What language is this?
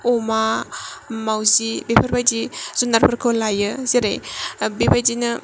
Bodo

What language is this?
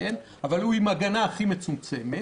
Hebrew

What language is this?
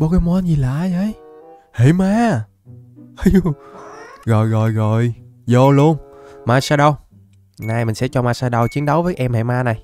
Vietnamese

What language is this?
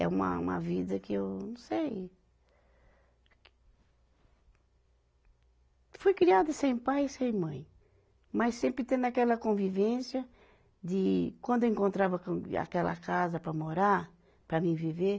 Portuguese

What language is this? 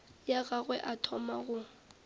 Northern Sotho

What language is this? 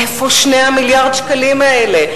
Hebrew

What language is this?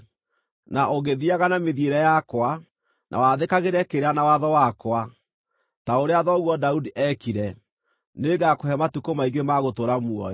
Kikuyu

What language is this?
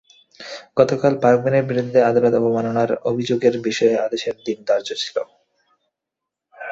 Bangla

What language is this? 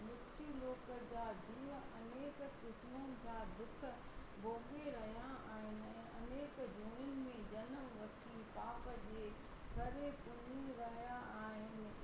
Sindhi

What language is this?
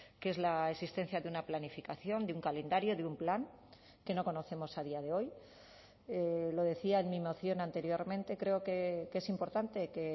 Spanish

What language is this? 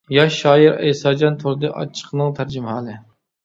Uyghur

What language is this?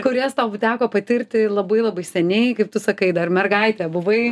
Lithuanian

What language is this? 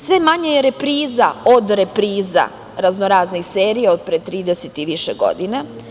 Serbian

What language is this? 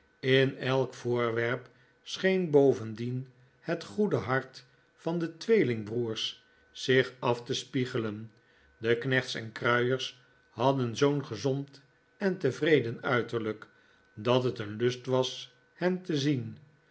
Dutch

